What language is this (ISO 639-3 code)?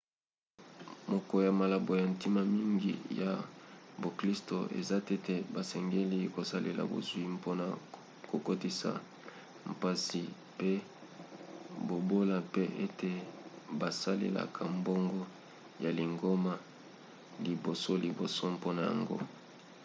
lin